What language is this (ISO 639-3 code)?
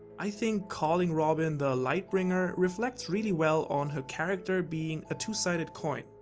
eng